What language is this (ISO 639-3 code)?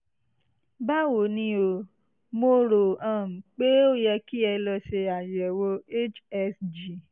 yor